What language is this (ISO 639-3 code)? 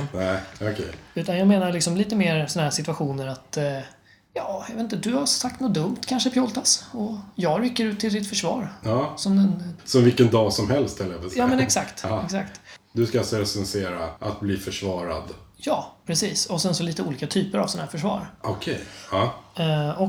swe